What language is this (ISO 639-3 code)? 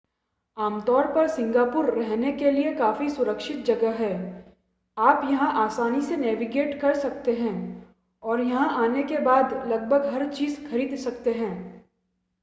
hin